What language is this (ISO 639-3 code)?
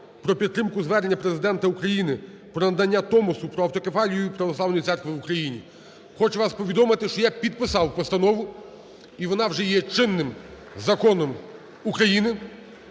ukr